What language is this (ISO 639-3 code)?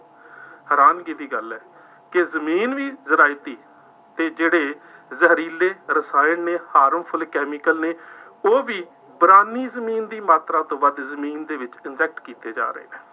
pan